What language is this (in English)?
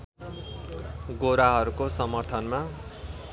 Nepali